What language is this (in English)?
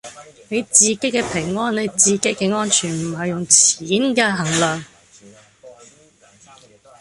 Cantonese